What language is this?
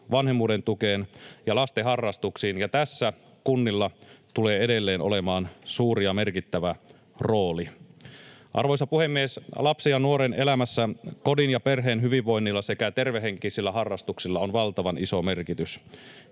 Finnish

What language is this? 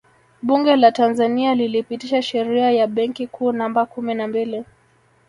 Swahili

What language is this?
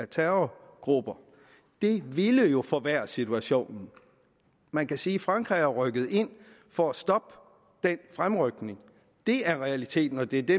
Danish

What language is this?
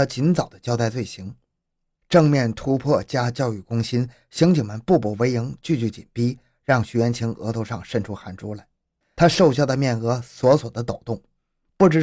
Chinese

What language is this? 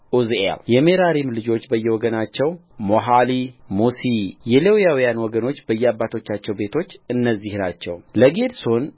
Amharic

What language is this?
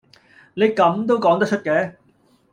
Cantonese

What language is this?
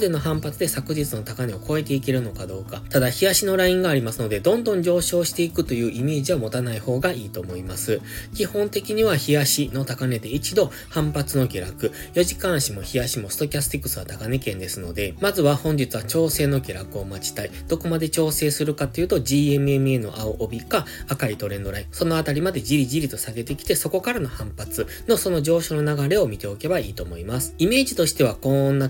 Japanese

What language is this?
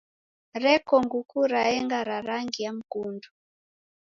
Taita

